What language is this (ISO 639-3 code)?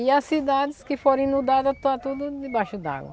por